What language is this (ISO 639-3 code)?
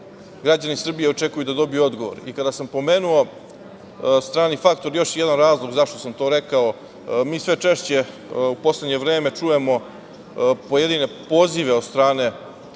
srp